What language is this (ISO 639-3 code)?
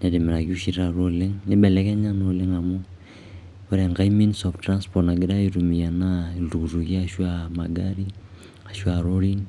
mas